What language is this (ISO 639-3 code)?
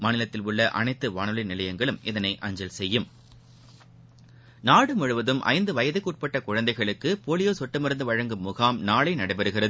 tam